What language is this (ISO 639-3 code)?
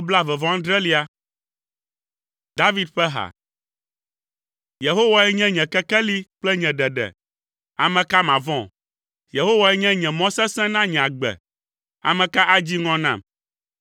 ewe